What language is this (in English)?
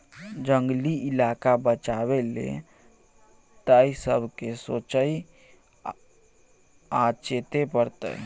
Maithili